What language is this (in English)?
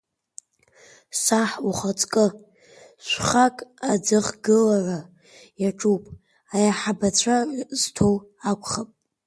Abkhazian